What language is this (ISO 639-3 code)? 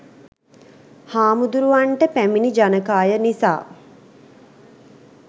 sin